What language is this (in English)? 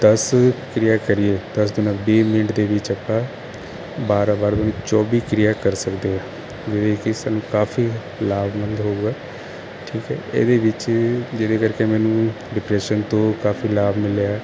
Punjabi